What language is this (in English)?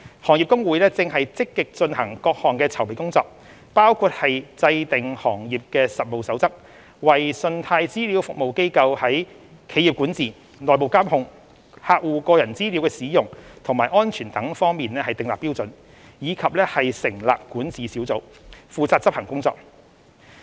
Cantonese